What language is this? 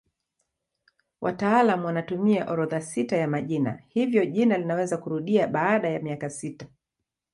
Swahili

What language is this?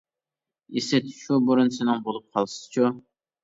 Uyghur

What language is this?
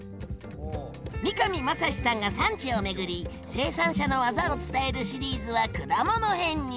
Japanese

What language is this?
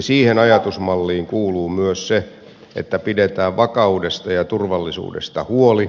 Finnish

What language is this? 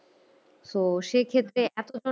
Bangla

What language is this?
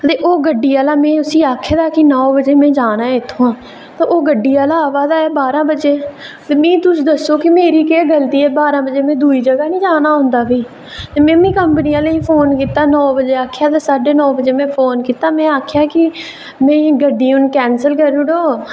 Dogri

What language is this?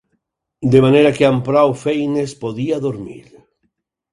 Catalan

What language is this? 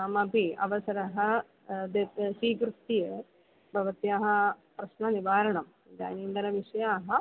Sanskrit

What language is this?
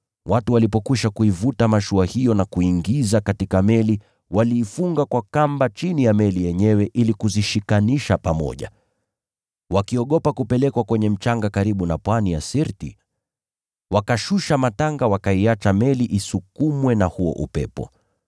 Swahili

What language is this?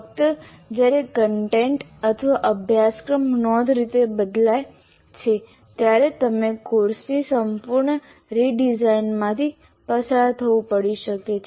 Gujarati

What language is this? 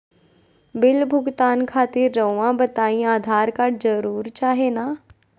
Magahi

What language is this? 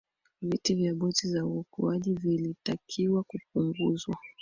Swahili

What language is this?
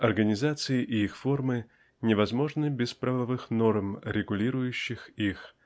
Russian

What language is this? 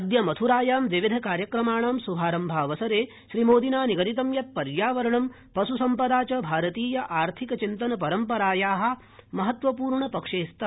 Sanskrit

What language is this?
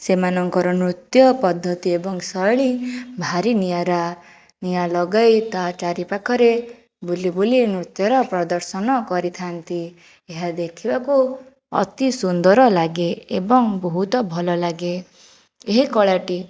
Odia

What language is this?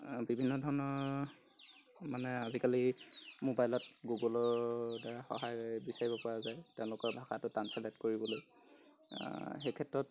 Assamese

